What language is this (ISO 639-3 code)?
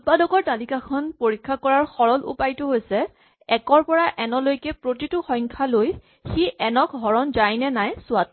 asm